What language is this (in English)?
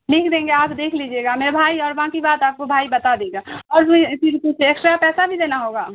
Urdu